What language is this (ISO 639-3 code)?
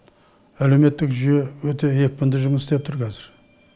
kaz